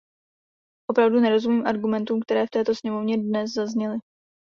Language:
Czech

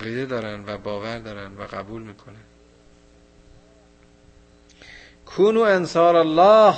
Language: Persian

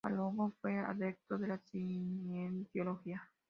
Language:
Spanish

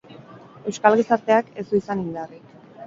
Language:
Basque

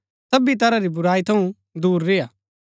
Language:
Gaddi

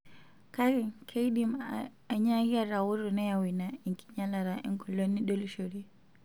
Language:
Masai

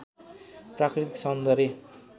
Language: Nepali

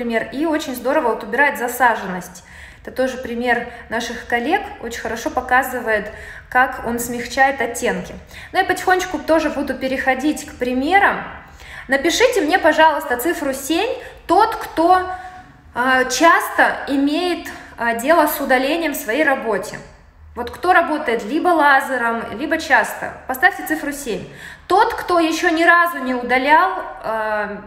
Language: Russian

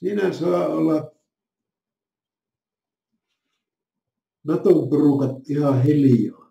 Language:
Finnish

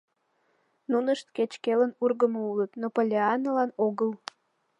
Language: Mari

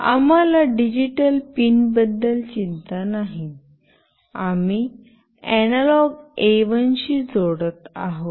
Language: Marathi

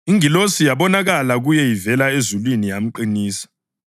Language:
North Ndebele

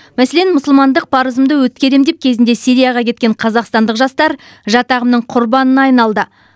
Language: Kazakh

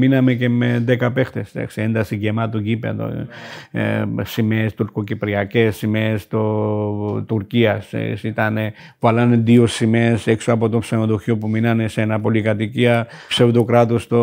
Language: Greek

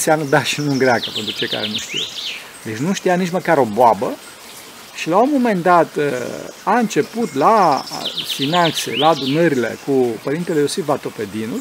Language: Romanian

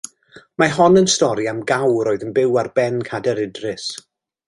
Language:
Welsh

